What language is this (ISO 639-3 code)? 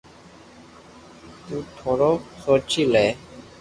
lrk